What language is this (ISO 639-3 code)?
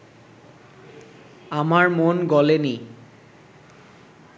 ben